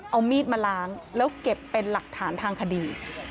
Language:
Thai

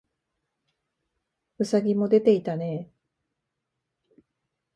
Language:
Japanese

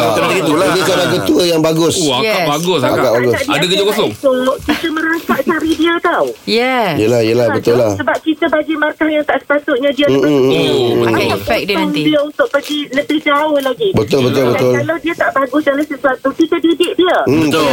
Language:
Malay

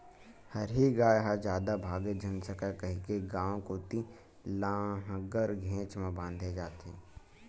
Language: Chhattisgarhi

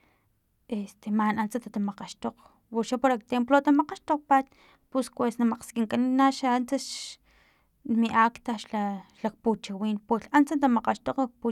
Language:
Filomena Mata-Coahuitlán Totonac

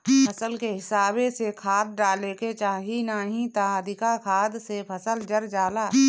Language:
Bhojpuri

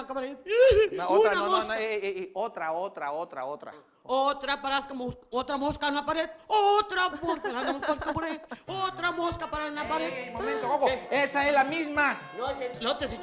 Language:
Spanish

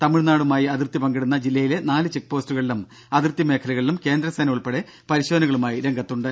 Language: Malayalam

